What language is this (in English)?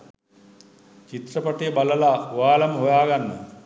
Sinhala